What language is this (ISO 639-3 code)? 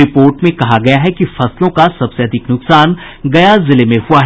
hin